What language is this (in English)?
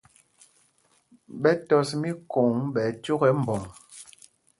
Mpumpong